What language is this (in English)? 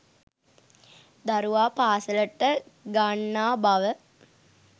Sinhala